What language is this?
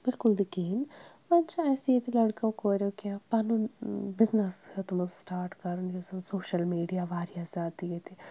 Kashmiri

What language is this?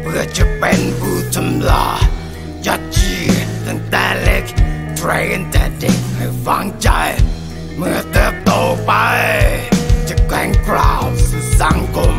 Thai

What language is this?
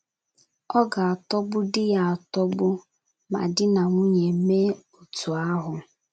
Igbo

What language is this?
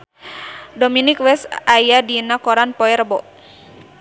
Sundanese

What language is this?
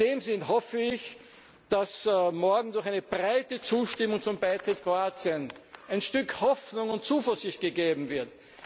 German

